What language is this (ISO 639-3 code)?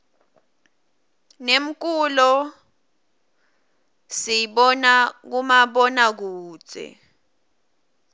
ssw